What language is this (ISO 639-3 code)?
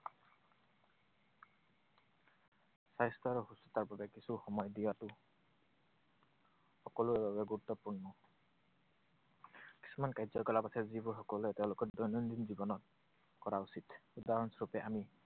asm